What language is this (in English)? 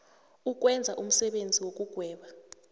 South Ndebele